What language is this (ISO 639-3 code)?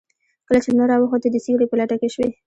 pus